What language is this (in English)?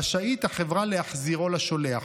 Hebrew